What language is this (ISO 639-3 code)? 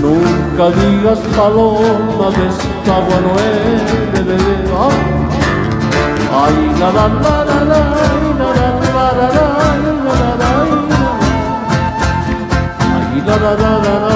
spa